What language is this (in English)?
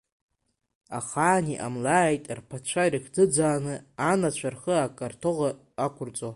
Abkhazian